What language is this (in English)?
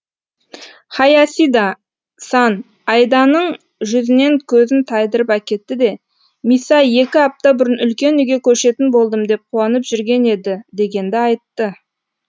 Kazakh